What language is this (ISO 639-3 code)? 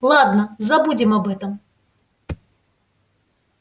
rus